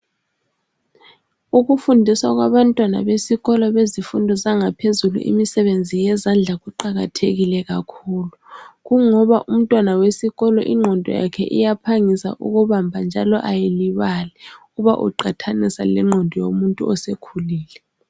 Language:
North Ndebele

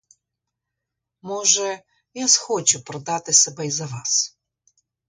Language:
Ukrainian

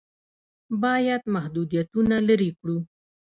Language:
Pashto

